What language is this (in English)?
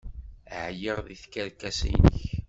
Kabyle